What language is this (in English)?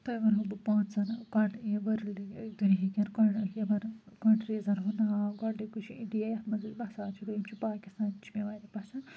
Kashmiri